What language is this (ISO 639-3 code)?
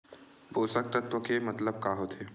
hne